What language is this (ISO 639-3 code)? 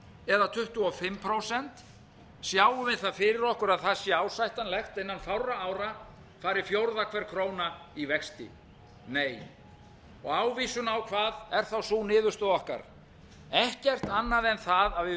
isl